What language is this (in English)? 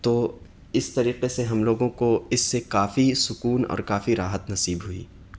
Urdu